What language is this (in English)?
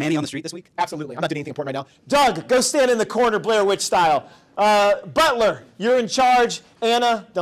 English